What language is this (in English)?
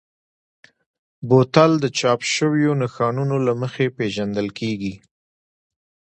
Pashto